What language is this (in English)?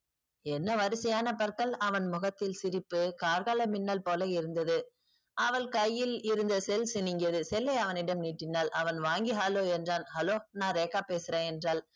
Tamil